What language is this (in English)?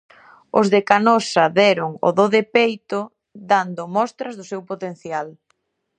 Galician